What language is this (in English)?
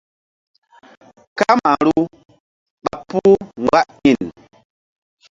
Mbum